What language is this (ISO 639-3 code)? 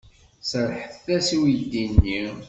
kab